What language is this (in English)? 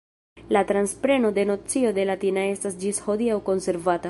Esperanto